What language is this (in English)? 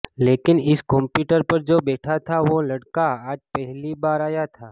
Gujarati